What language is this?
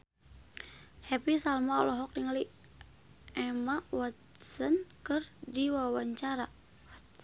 Sundanese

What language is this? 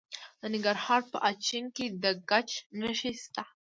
Pashto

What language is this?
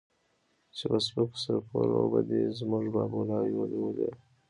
Pashto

